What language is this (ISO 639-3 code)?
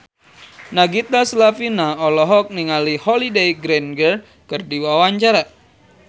sun